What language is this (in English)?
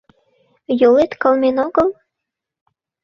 Mari